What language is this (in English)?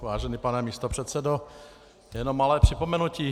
Czech